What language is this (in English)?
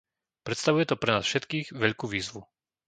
Slovak